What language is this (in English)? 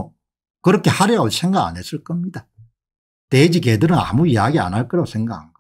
Korean